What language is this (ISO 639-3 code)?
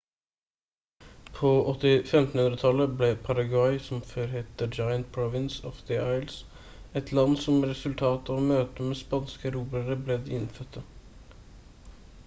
nob